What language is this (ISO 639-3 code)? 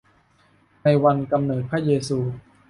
tha